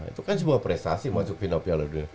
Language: Indonesian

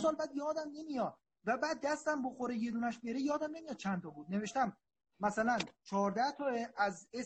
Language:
Persian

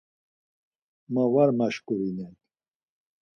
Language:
Laz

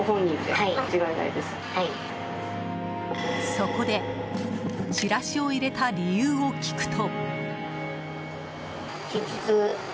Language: Japanese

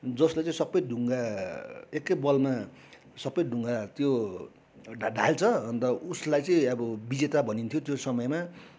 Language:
Nepali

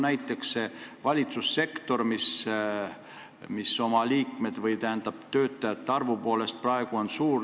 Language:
Estonian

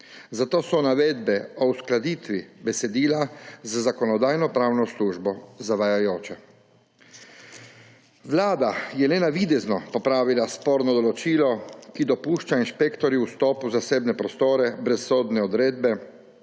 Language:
Slovenian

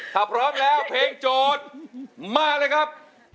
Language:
Thai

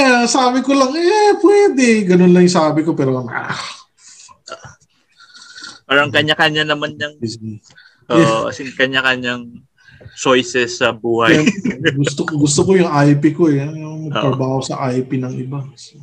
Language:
Filipino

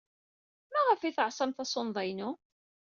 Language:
Kabyle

